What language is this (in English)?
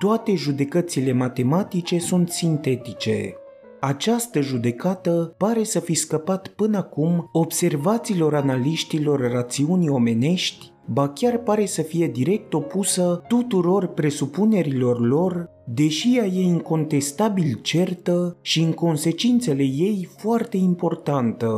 Romanian